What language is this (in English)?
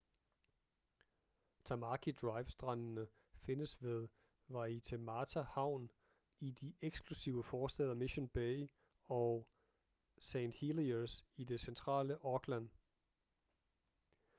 Danish